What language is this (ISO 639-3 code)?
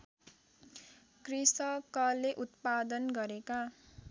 nep